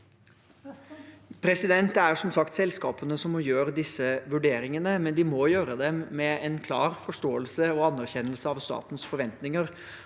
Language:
Norwegian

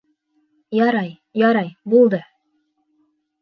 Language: Bashkir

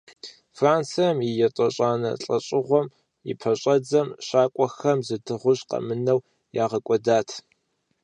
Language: Kabardian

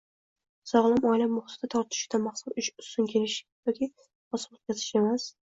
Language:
Uzbek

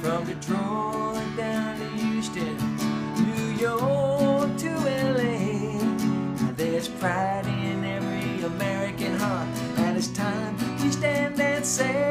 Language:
English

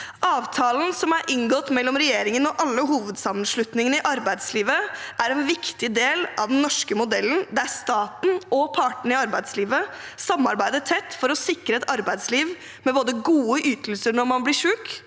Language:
Norwegian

